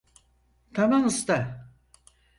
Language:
Turkish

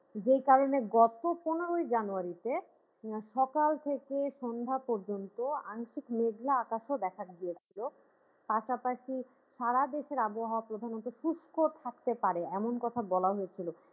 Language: Bangla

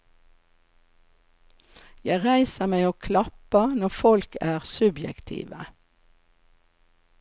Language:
Norwegian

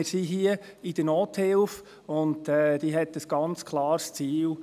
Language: Swiss German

